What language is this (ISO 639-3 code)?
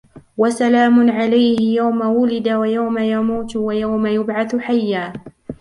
ara